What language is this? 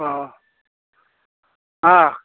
Bodo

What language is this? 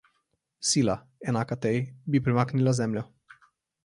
Slovenian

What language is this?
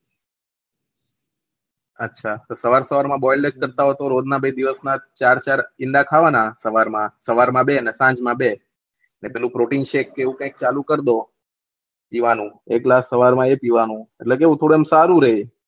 Gujarati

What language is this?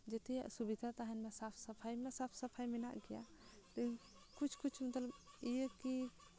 Santali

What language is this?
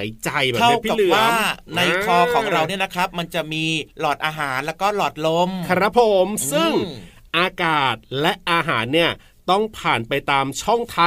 Thai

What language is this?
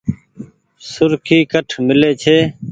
Goaria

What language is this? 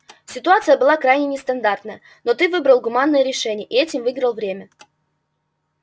Russian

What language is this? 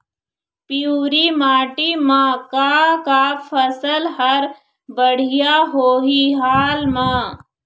Chhattisgarhi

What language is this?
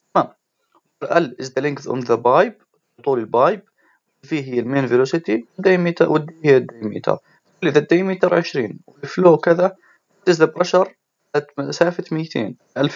Arabic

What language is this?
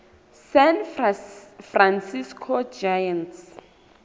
Southern Sotho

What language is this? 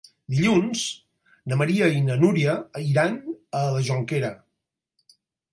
Catalan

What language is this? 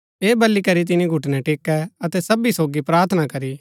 Gaddi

